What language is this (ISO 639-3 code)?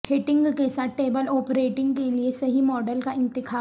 urd